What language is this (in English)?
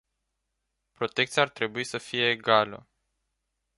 Romanian